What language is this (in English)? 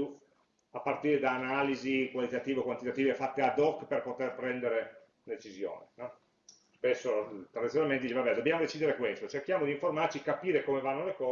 Italian